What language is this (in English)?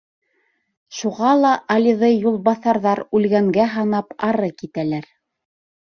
Bashkir